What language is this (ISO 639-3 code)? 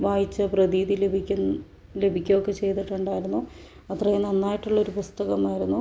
mal